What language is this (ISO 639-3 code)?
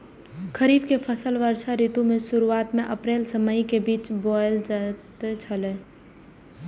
mai